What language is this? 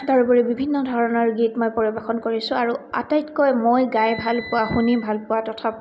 Assamese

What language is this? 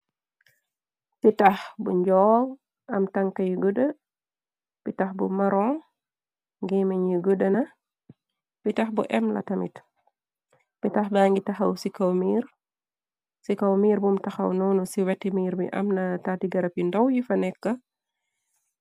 Wolof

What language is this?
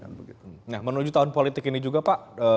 Indonesian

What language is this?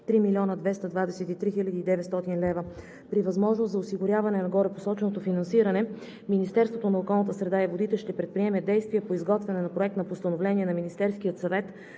Bulgarian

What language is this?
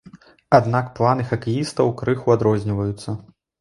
Belarusian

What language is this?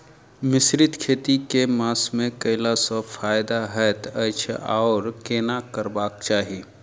Maithili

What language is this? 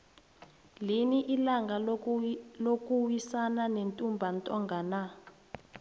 South Ndebele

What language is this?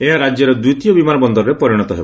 Odia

